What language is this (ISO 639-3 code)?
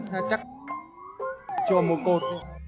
vie